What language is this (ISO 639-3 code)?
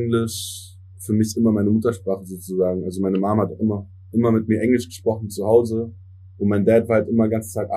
deu